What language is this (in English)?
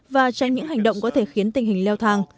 Vietnamese